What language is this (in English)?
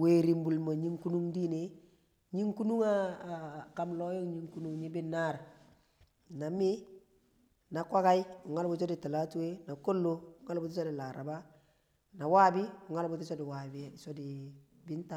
Kamo